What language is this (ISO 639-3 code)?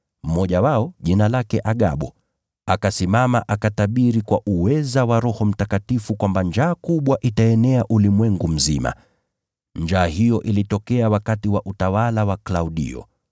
swa